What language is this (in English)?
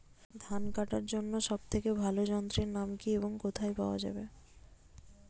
Bangla